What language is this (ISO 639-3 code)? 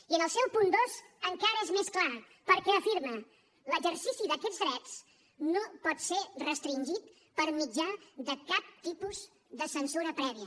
cat